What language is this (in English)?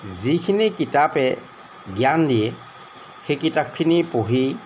Assamese